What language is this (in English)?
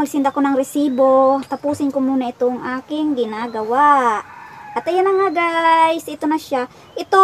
Filipino